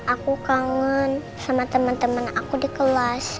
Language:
Indonesian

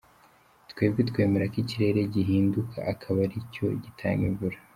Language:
Kinyarwanda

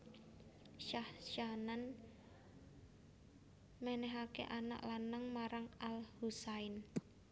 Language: Javanese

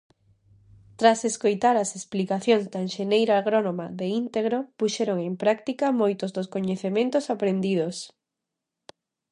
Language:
Galician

